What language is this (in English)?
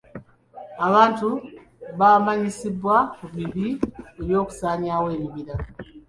Ganda